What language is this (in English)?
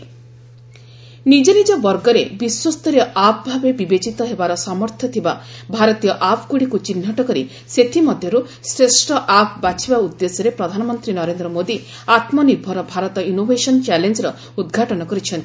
Odia